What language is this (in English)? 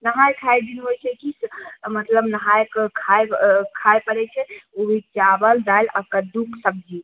Maithili